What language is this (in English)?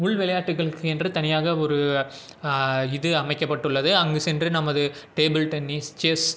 Tamil